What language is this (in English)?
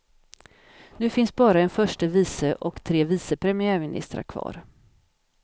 Swedish